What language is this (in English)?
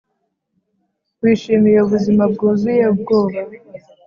Kinyarwanda